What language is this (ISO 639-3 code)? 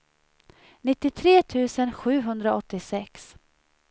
swe